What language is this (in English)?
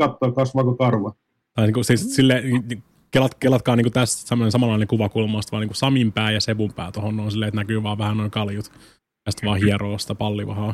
Finnish